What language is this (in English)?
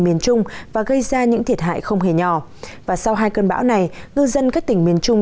Vietnamese